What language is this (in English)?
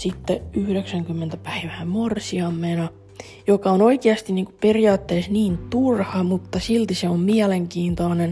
Finnish